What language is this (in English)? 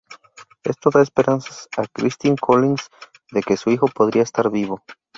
Spanish